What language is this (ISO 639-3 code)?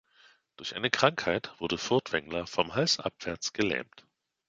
deu